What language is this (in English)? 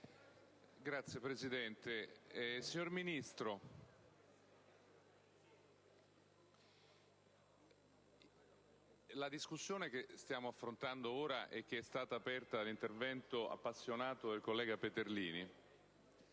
Italian